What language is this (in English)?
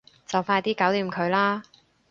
Cantonese